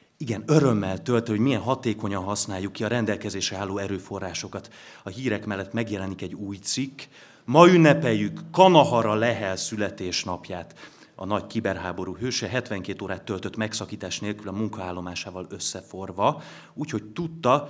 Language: Hungarian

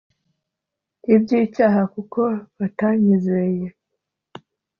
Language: Kinyarwanda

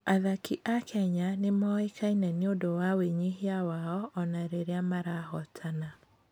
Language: Kikuyu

